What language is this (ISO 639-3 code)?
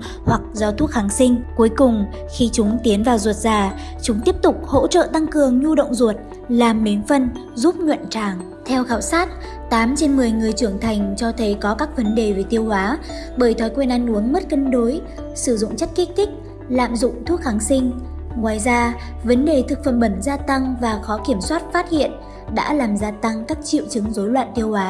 vie